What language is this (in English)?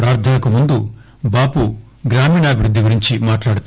Telugu